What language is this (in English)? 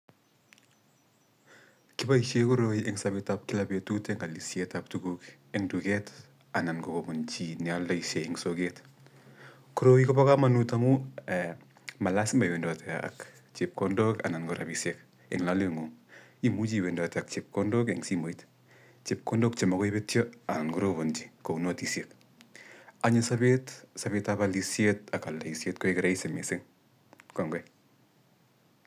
Kalenjin